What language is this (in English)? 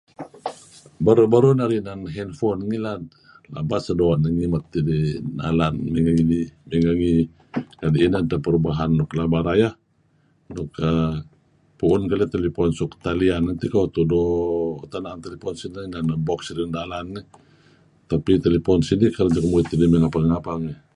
Kelabit